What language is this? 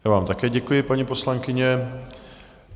Czech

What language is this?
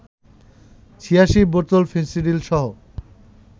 Bangla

